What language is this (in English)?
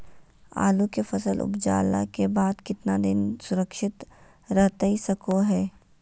Magahi